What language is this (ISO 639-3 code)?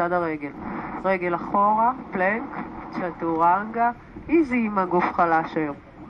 heb